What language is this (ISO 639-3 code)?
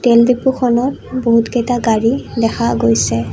asm